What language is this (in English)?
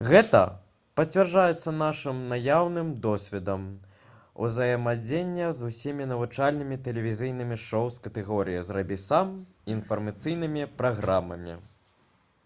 Belarusian